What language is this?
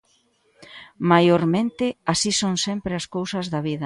Galician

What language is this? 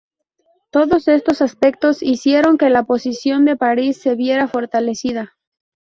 Spanish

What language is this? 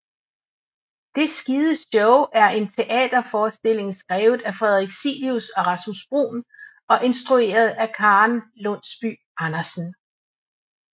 Danish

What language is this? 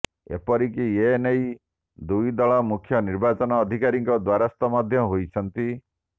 Odia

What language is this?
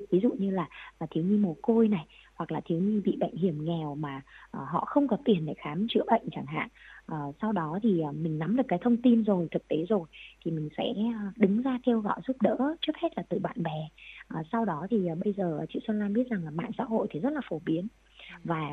Vietnamese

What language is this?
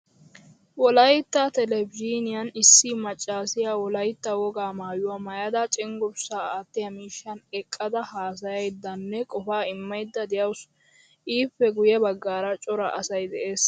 Wolaytta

